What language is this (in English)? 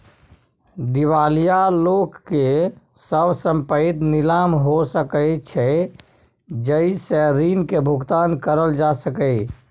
Maithili